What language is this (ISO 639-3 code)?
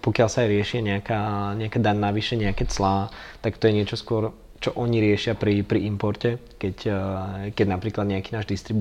ces